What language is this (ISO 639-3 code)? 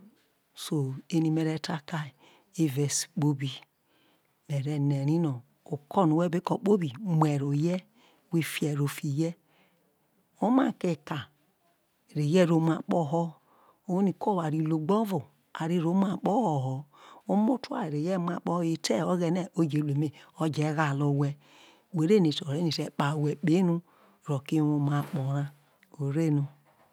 iso